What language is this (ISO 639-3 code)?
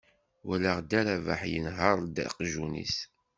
kab